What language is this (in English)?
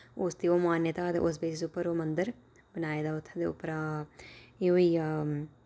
Dogri